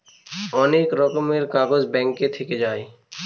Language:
Bangla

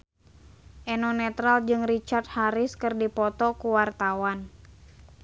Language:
Sundanese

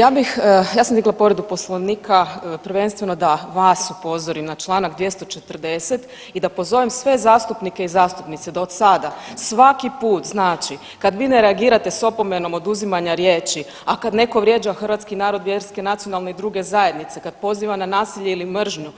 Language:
Croatian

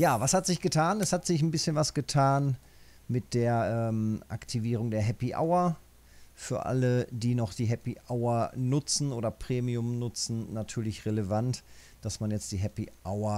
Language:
German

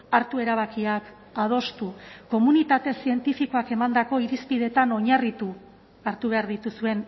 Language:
Basque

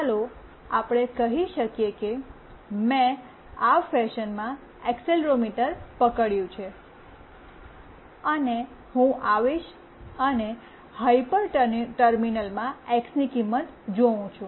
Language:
Gujarati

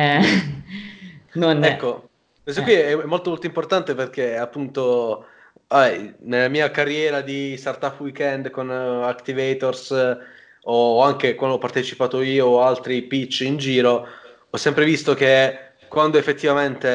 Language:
Italian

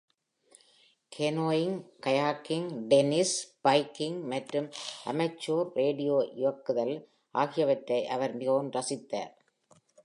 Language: Tamil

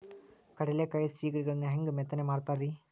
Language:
Kannada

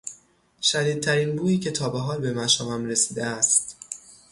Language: Persian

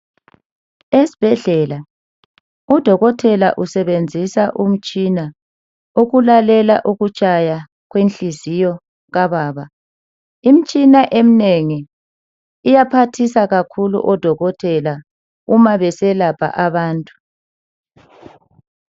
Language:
North Ndebele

